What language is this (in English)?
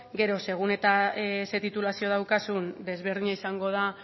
Basque